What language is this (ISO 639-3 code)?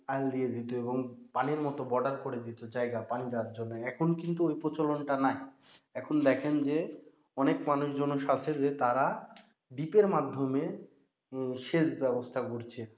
ben